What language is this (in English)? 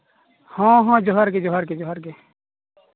Santali